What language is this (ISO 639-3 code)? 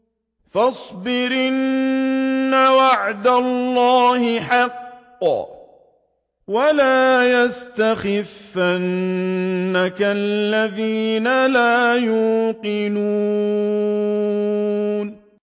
ara